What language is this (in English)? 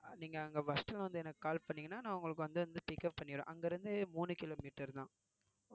Tamil